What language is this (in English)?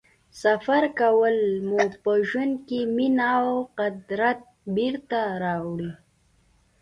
Pashto